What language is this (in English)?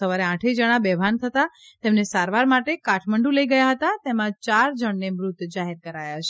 Gujarati